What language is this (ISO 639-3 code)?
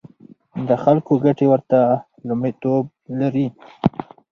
pus